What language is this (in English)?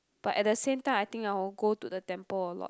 English